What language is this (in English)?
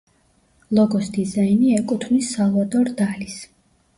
Georgian